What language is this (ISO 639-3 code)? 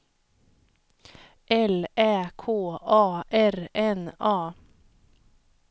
swe